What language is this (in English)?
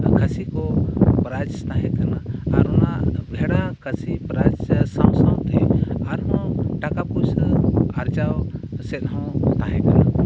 Santali